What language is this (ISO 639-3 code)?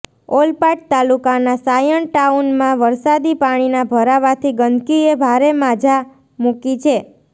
guj